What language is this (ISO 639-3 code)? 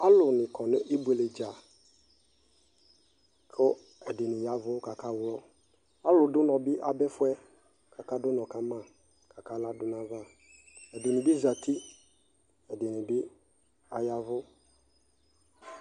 kpo